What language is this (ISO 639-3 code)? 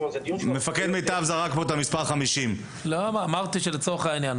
heb